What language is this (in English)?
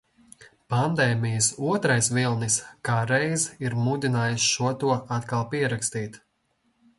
Latvian